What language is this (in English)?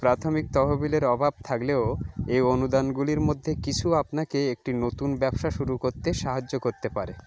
Bangla